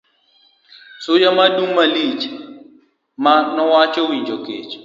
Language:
Luo (Kenya and Tanzania)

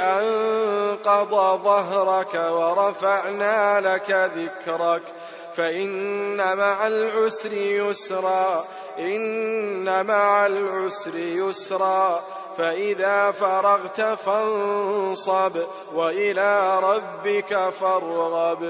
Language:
Arabic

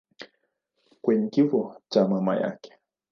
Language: Swahili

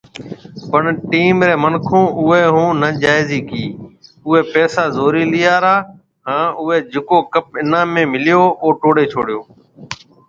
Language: Marwari (Pakistan)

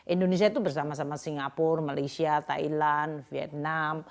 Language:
Indonesian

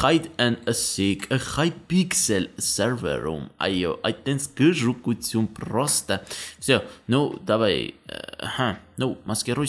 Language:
Romanian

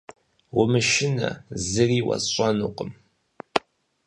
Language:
Kabardian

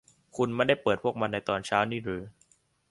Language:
Thai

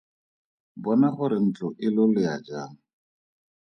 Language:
Tswana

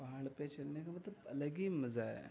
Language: Urdu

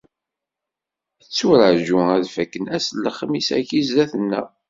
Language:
Kabyle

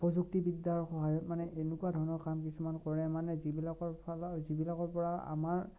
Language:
Assamese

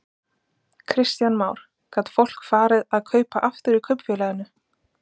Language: Icelandic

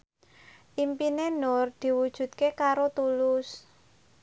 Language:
Javanese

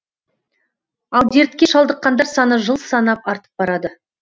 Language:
Kazakh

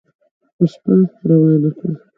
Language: Pashto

